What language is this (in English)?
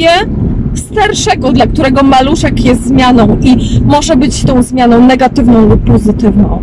Polish